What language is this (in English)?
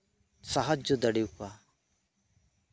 Santali